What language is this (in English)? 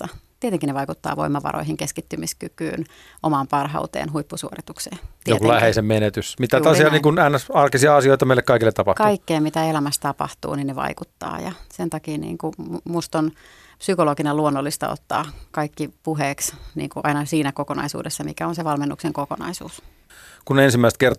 Finnish